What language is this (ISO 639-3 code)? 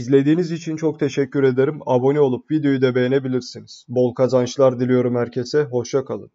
tur